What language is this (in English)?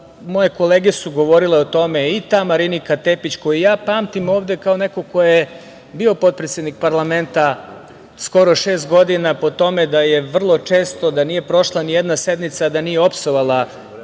Serbian